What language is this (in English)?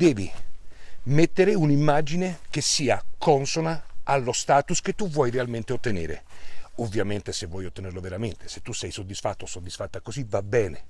Italian